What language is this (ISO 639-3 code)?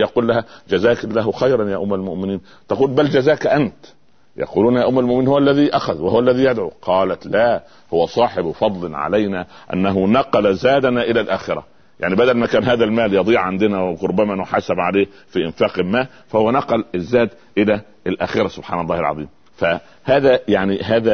ara